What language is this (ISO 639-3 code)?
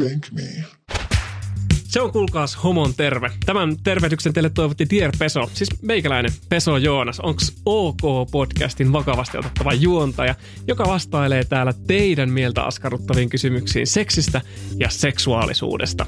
fin